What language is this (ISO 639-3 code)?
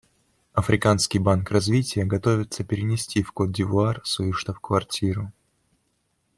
rus